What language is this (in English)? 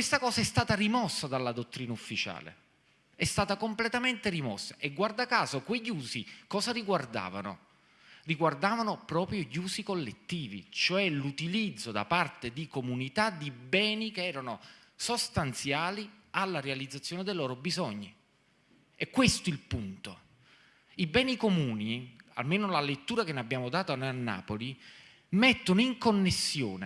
Italian